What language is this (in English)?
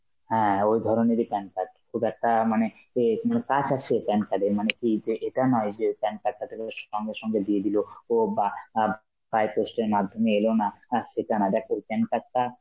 Bangla